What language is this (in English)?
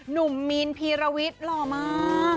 Thai